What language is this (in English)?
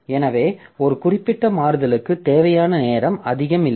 Tamil